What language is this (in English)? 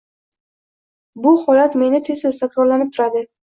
Uzbek